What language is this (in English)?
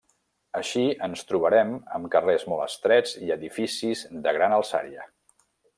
Catalan